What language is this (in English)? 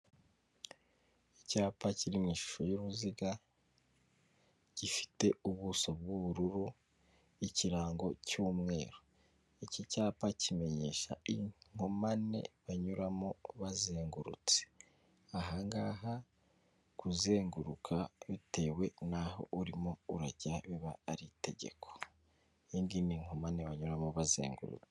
Kinyarwanda